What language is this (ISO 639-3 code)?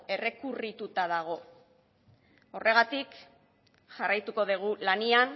eus